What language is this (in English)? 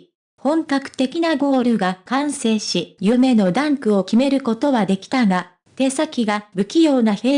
Japanese